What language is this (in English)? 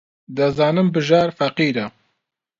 Central Kurdish